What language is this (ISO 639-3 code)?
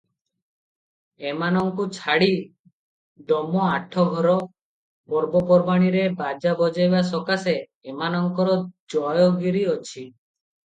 ori